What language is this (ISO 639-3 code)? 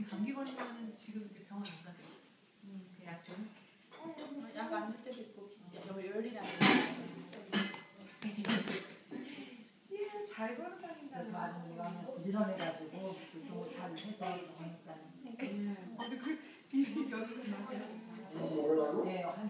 kor